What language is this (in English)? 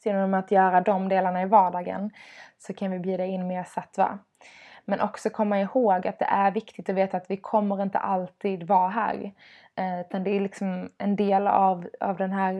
Swedish